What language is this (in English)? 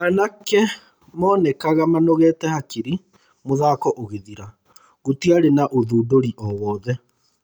Kikuyu